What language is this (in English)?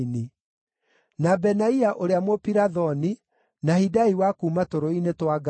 Kikuyu